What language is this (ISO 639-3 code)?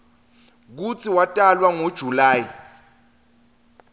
ssw